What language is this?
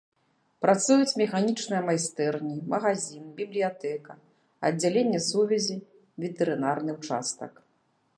Belarusian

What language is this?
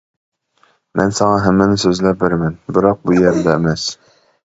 Uyghur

